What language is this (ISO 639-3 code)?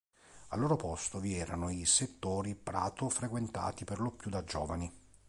ita